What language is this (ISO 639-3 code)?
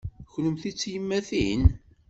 kab